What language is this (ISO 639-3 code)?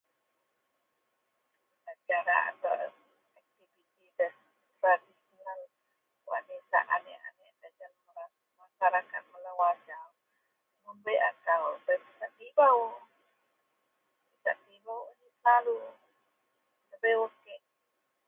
mel